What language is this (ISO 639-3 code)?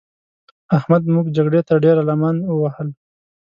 pus